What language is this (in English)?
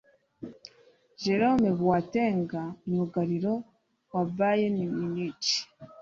Kinyarwanda